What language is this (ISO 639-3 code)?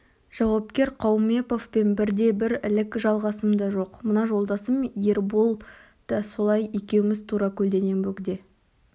kaz